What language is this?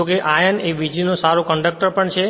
Gujarati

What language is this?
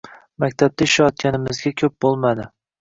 Uzbek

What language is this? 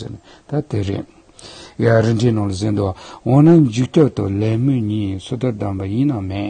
Turkish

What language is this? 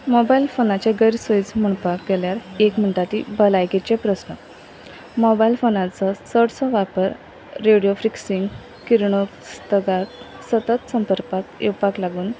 Konkani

